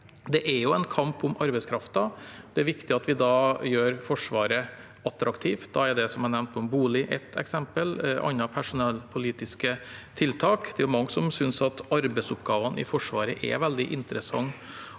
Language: Norwegian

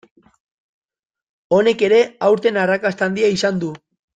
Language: Basque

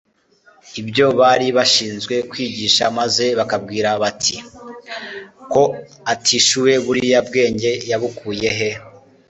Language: Kinyarwanda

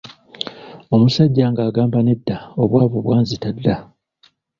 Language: Ganda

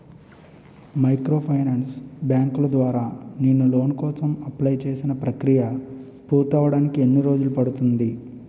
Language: Telugu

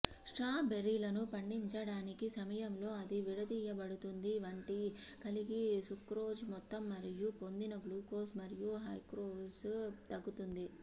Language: Telugu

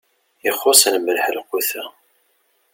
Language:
Kabyle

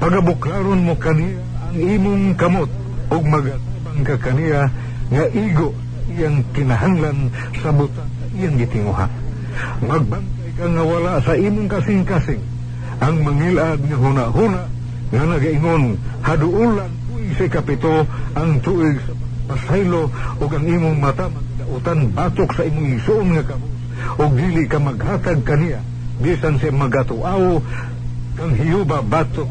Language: Filipino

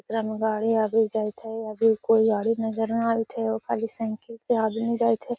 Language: Magahi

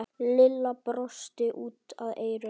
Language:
Icelandic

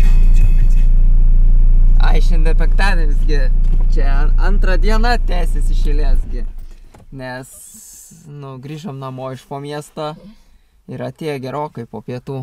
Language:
Lithuanian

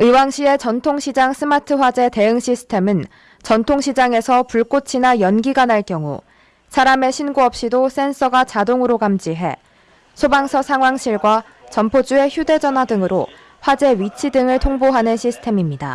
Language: Korean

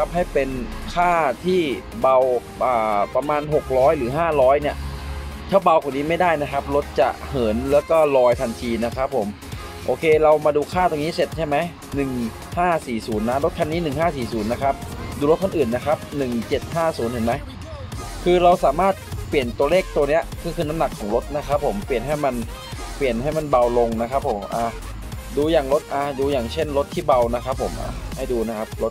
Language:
Thai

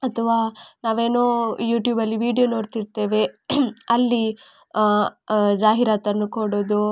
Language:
Kannada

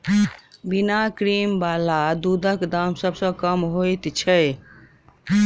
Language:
Maithili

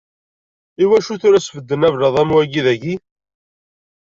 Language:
Kabyle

